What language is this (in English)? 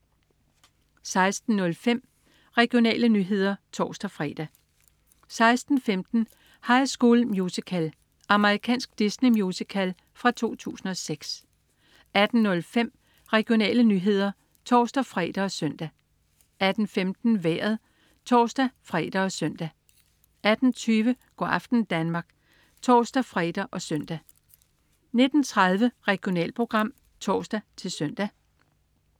Danish